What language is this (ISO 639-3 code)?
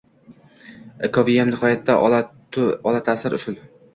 uzb